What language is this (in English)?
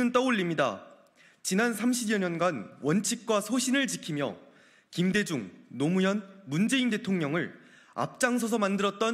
Korean